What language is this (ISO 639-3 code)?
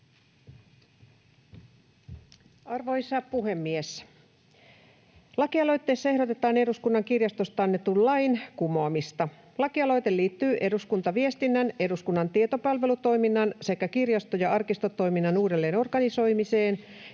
fin